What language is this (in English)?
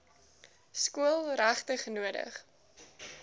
Afrikaans